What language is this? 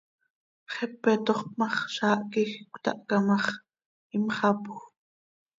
Seri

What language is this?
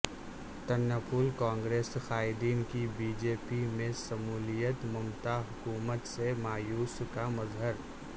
Urdu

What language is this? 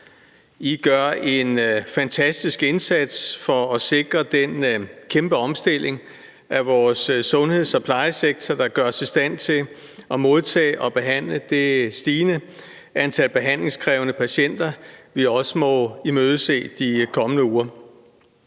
Danish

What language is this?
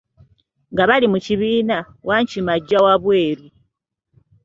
Ganda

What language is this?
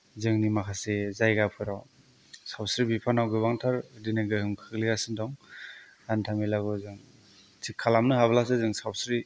Bodo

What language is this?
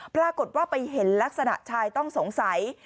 Thai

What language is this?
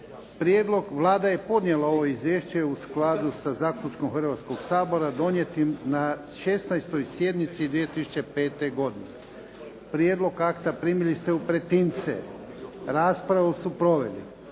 Croatian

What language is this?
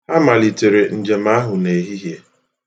Igbo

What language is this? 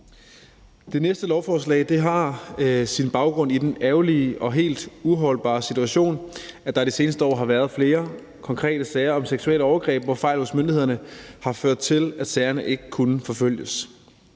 Danish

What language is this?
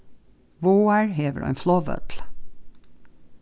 Faroese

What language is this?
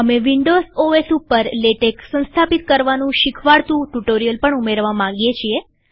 Gujarati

